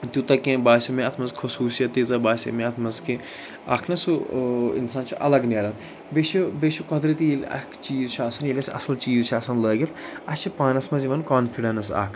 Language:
Kashmiri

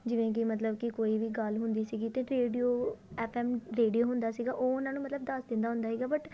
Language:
Punjabi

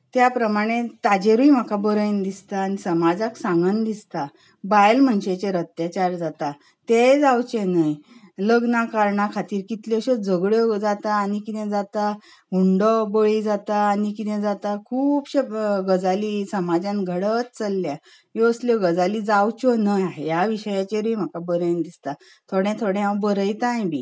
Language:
Konkani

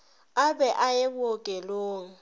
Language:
Northern Sotho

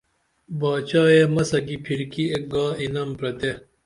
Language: Dameli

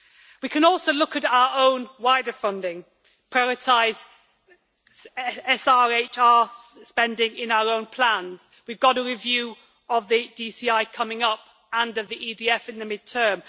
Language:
English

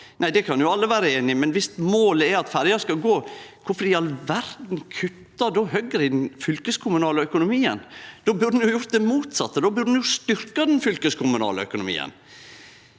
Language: Norwegian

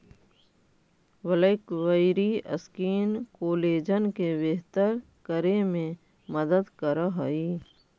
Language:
Magahi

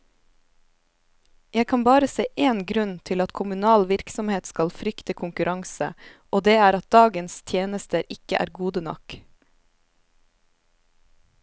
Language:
Norwegian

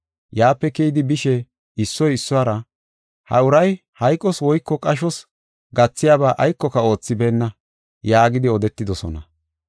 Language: Gofa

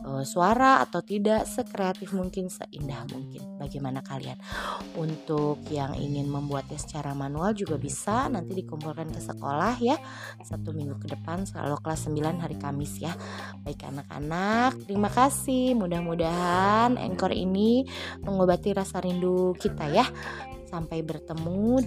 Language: Indonesian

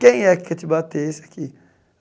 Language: Portuguese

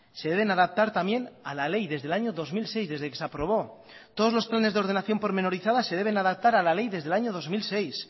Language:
Spanish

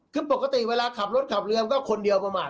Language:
Thai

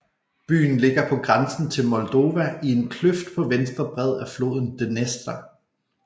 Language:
Danish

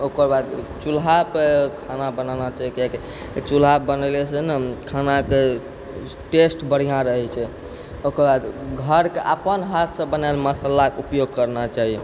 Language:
Maithili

